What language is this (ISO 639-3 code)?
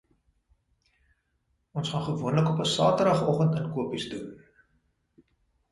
afr